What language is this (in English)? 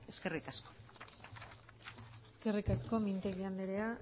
Basque